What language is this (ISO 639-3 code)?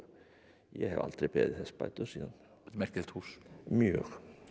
isl